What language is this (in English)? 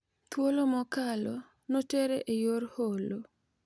Luo (Kenya and Tanzania)